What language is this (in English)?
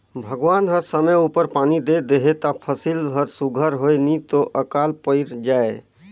Chhattisgarhi